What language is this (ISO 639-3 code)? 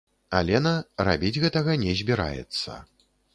bel